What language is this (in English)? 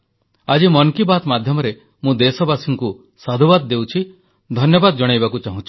Odia